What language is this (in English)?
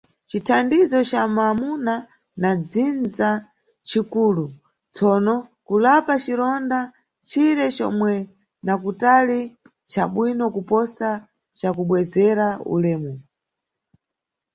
Nyungwe